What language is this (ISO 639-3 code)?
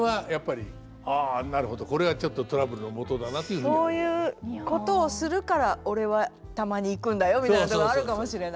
jpn